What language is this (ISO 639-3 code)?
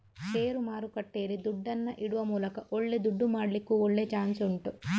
kan